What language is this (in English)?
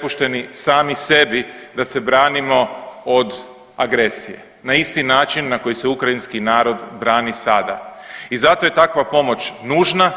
Croatian